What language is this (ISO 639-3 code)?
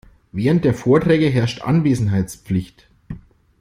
deu